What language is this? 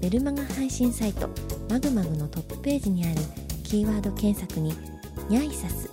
Japanese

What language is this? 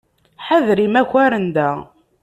Kabyle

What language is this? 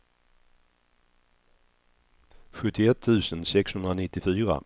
Swedish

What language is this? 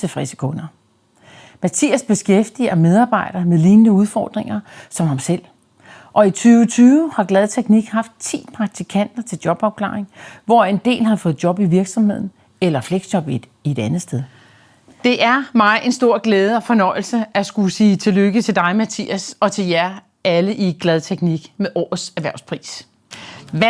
Danish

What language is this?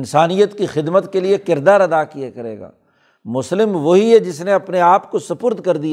Urdu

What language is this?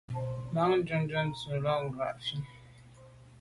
Medumba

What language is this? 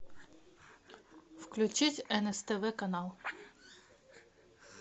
Russian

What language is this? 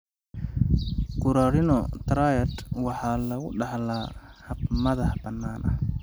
Somali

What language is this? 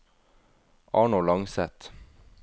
Norwegian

